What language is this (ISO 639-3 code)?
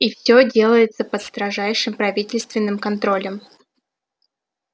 rus